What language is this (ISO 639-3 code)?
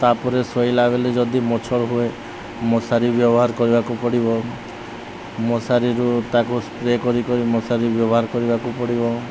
ori